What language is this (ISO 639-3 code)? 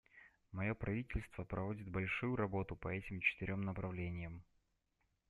rus